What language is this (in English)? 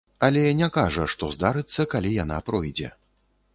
Belarusian